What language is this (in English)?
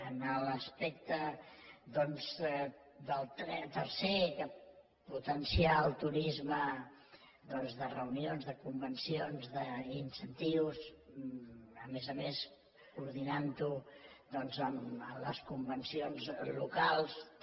Catalan